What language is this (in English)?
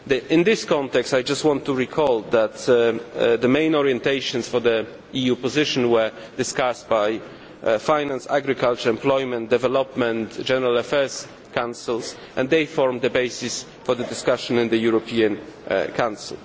English